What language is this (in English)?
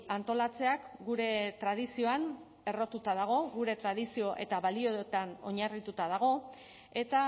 Basque